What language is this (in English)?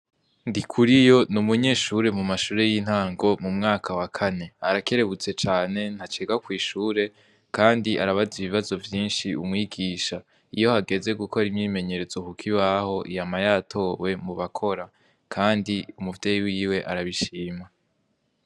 Rundi